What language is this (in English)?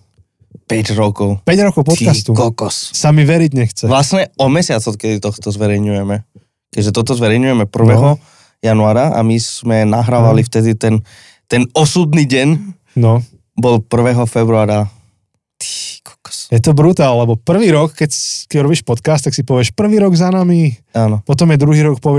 Slovak